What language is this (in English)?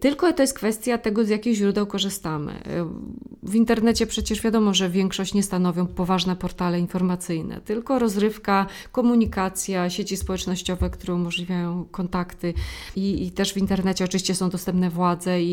Polish